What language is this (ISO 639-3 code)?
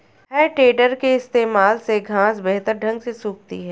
hin